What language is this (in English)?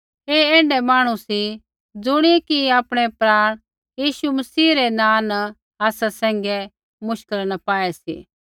Kullu Pahari